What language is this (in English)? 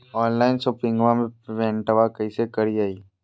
Magahi